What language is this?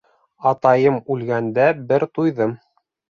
Bashkir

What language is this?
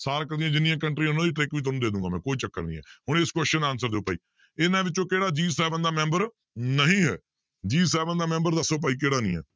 Punjabi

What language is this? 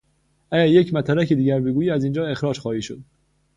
Persian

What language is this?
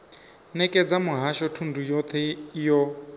Venda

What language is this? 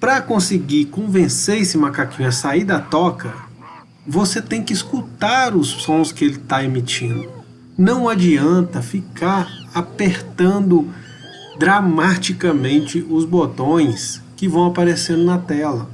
Portuguese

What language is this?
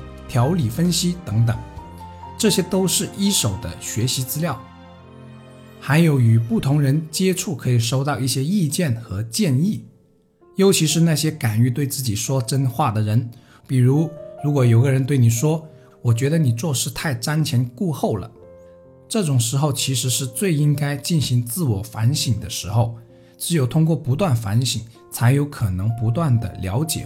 Chinese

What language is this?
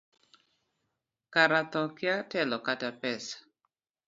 Luo (Kenya and Tanzania)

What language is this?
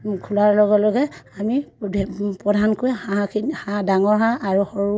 Assamese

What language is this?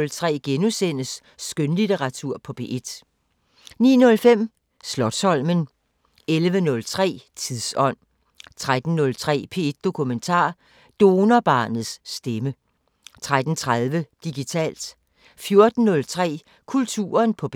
Danish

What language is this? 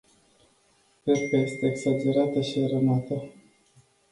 Romanian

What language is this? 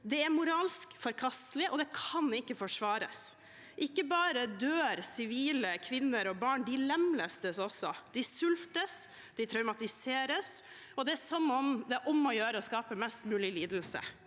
Norwegian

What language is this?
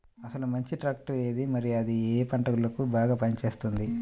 Telugu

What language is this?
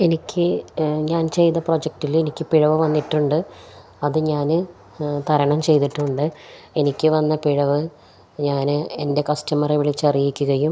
Malayalam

